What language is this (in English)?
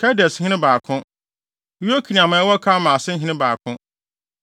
Akan